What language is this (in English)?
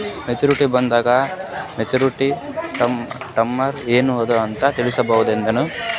Kannada